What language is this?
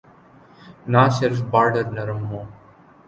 Urdu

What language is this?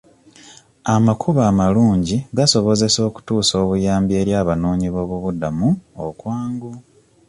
Ganda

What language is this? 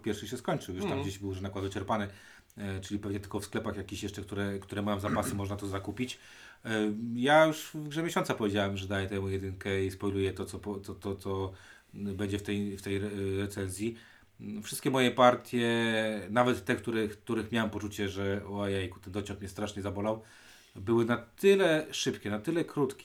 Polish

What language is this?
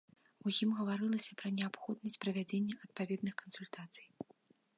Belarusian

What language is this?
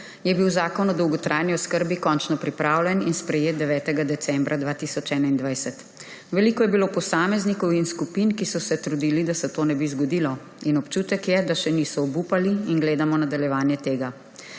Slovenian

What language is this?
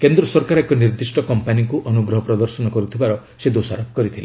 Odia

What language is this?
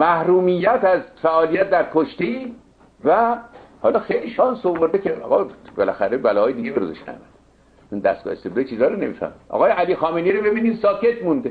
Persian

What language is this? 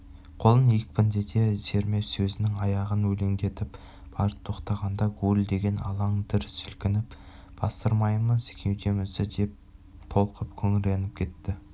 Kazakh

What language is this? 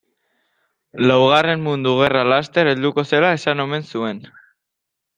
Basque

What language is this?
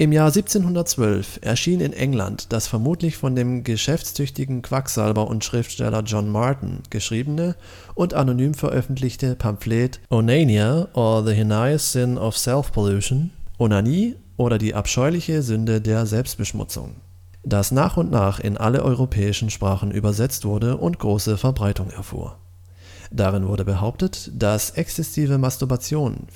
German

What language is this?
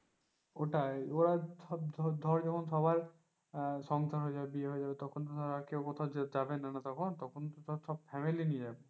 Bangla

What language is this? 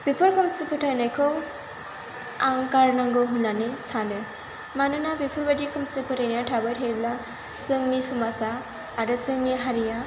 Bodo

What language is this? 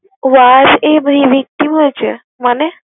Bangla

